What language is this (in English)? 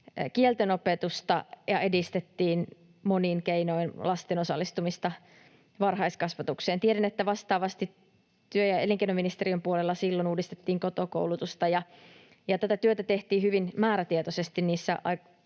Finnish